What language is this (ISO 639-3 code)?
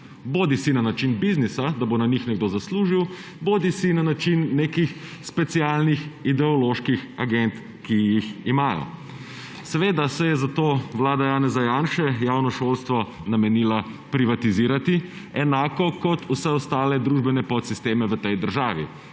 slv